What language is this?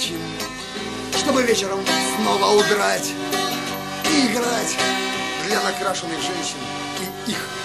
Russian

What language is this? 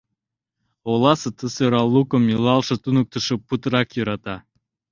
Mari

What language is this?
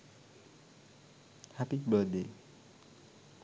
Sinhala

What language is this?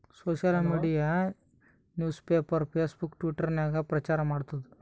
Kannada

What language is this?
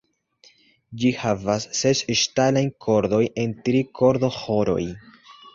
Esperanto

